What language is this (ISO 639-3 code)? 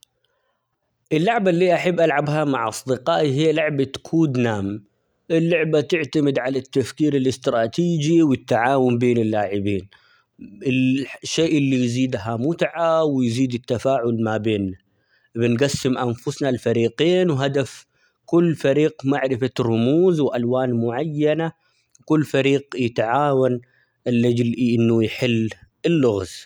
acx